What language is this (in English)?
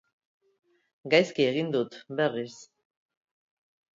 Basque